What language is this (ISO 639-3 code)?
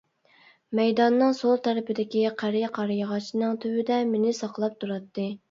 uig